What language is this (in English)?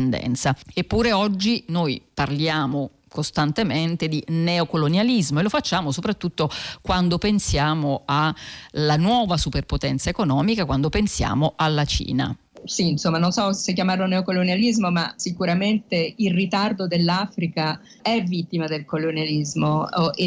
Italian